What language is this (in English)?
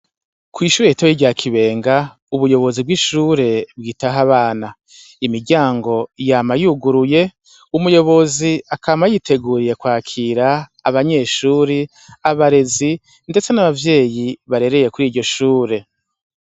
Rundi